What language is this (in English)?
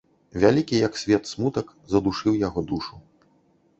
Belarusian